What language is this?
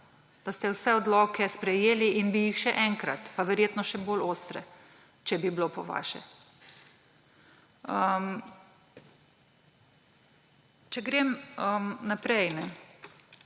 Slovenian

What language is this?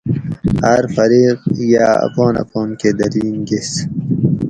Gawri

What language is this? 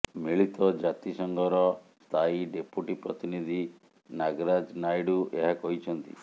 Odia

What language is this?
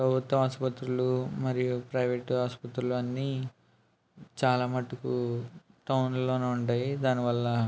Telugu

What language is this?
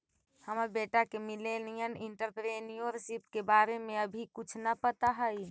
Magahi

